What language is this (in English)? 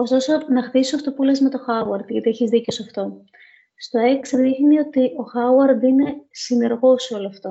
Greek